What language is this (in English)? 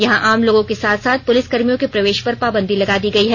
Hindi